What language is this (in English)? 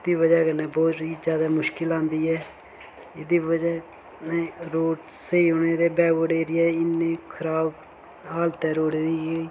Dogri